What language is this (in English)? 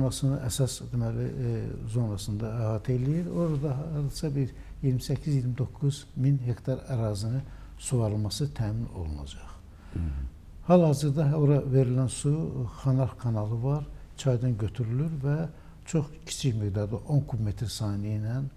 Turkish